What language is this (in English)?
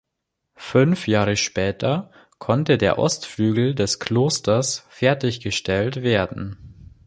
German